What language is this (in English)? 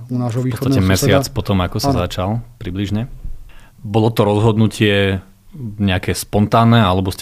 Slovak